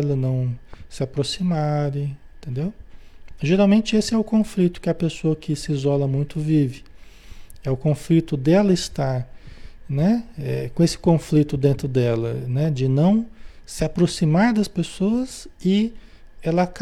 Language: Portuguese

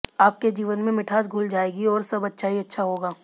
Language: Hindi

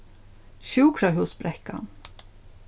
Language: Faroese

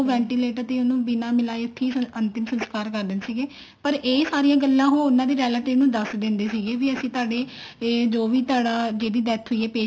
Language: Punjabi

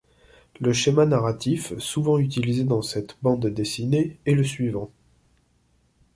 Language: French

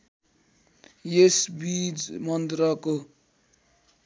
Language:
Nepali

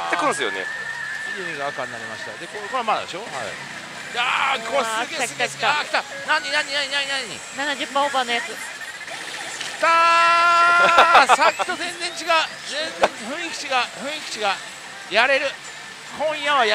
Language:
Japanese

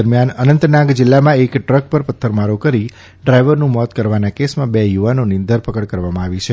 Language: Gujarati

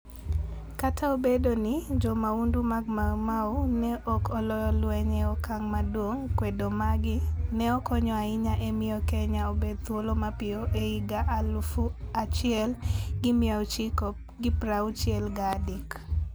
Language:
Luo (Kenya and Tanzania)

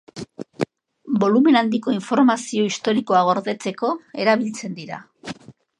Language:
Basque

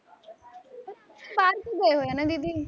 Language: Punjabi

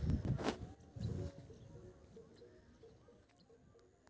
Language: Maithili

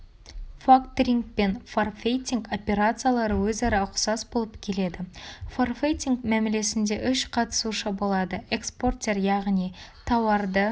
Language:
Kazakh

